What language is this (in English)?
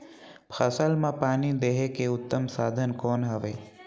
Chhattisgarhi